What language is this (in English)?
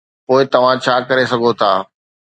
Sindhi